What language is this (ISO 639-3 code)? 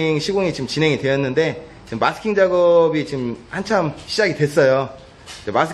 kor